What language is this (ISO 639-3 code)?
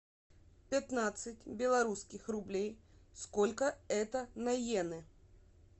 rus